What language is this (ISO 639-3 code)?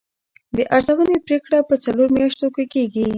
pus